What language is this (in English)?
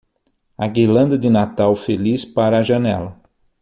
Portuguese